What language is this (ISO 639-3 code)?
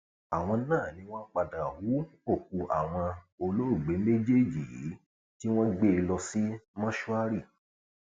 yor